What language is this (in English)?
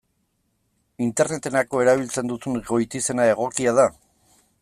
Basque